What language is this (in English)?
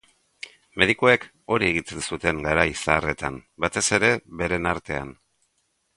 Basque